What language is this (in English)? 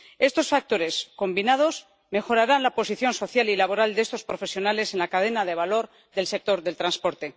Spanish